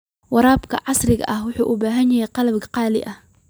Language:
Somali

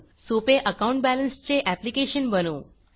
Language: Marathi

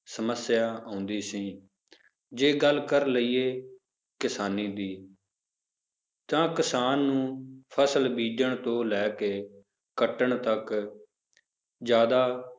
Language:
Punjabi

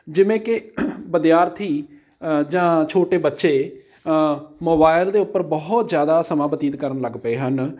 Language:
Punjabi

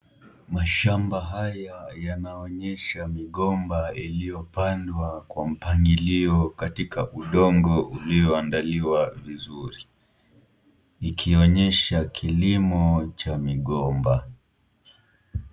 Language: Swahili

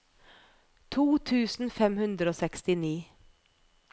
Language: Norwegian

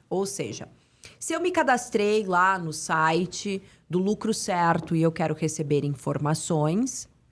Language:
Portuguese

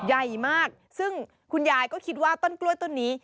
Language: Thai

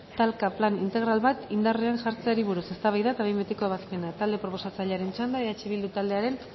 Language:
Basque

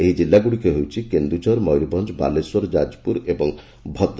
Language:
Odia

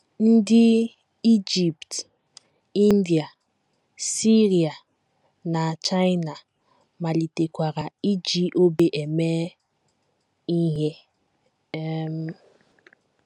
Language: Igbo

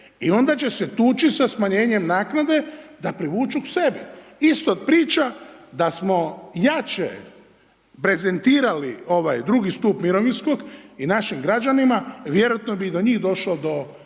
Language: Croatian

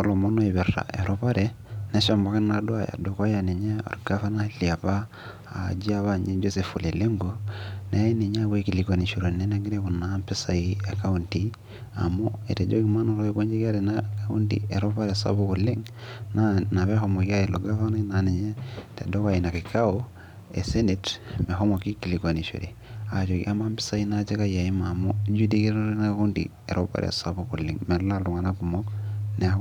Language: Masai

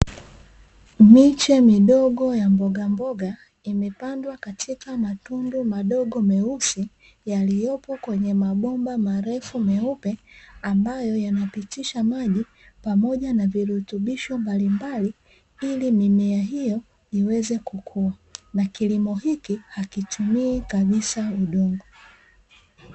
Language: Swahili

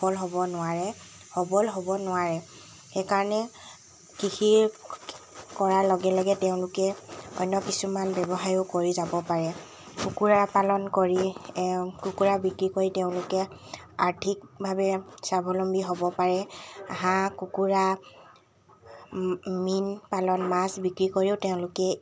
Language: Assamese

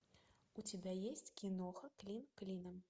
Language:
Russian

